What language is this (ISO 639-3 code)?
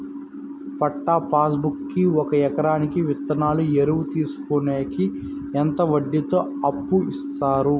tel